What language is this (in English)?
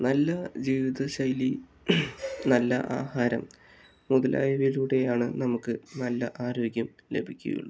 Malayalam